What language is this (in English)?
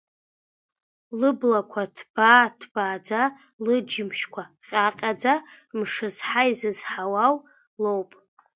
Abkhazian